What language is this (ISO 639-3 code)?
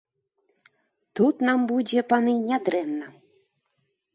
bel